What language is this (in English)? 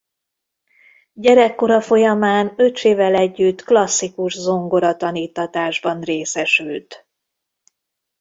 Hungarian